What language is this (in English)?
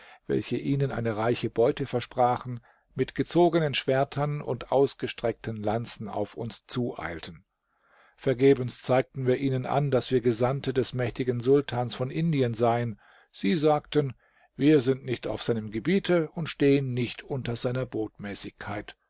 German